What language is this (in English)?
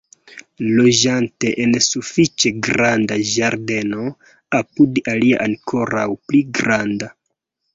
Esperanto